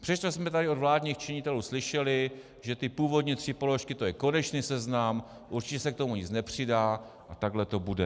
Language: Czech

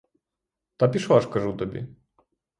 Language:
Ukrainian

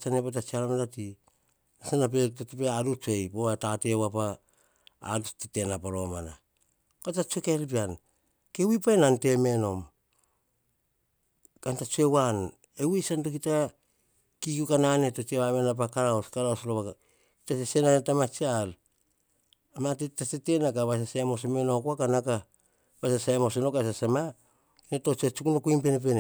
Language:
Hahon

